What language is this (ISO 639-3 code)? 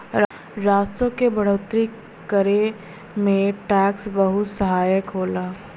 bho